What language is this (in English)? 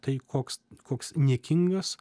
Lithuanian